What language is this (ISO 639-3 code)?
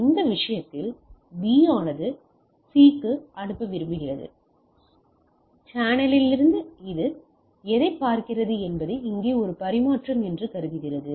tam